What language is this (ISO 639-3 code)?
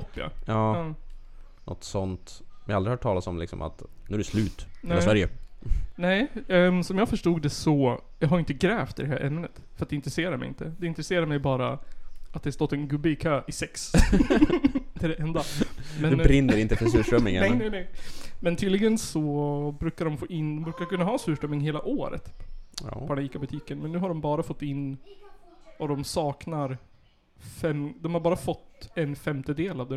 swe